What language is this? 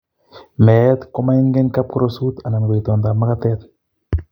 Kalenjin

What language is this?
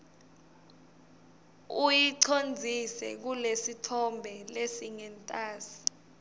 Swati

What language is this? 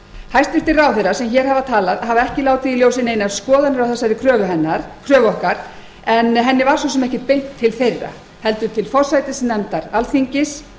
Icelandic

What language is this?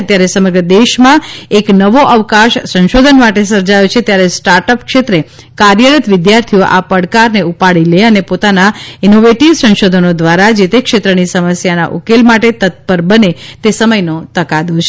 Gujarati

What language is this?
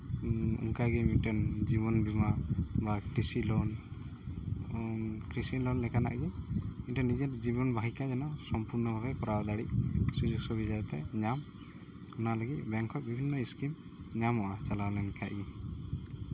Santali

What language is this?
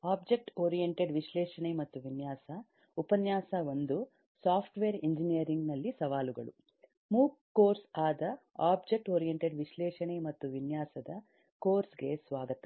Kannada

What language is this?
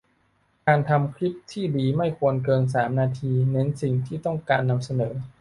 Thai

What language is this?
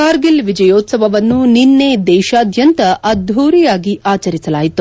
Kannada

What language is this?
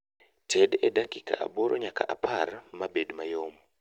Luo (Kenya and Tanzania)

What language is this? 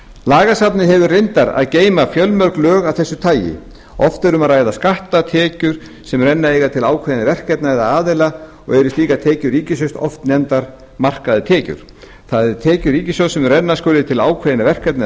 Icelandic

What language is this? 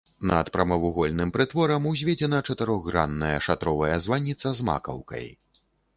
Belarusian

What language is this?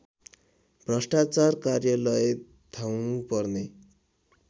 Nepali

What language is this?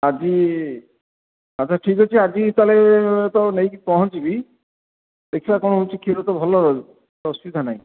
Odia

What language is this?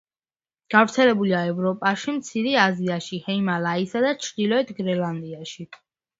Georgian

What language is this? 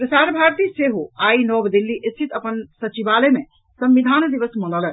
Maithili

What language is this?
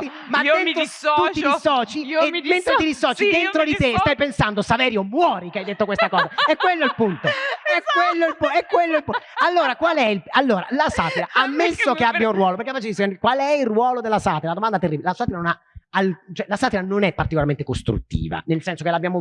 Italian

